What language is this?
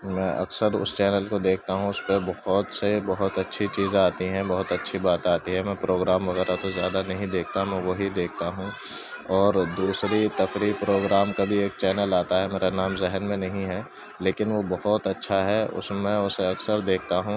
Urdu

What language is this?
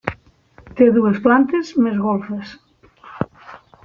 Catalan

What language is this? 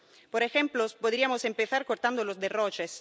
Spanish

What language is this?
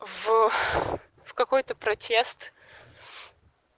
Russian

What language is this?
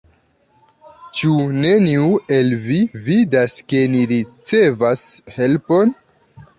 Esperanto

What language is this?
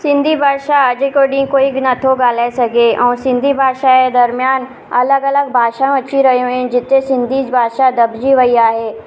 Sindhi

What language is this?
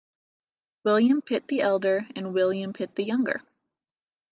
English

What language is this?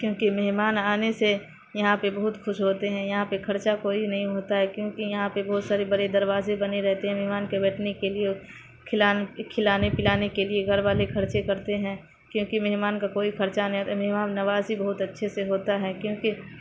Urdu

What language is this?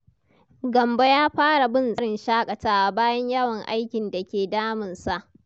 Hausa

